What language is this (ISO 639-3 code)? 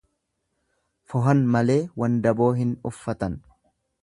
orm